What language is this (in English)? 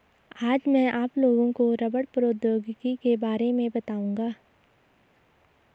Hindi